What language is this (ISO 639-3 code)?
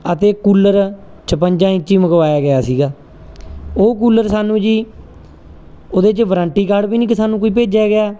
pan